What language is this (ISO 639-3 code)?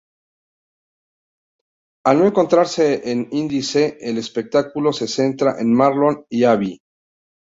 spa